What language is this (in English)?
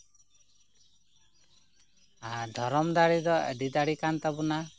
Santali